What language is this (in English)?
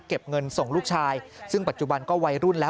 Thai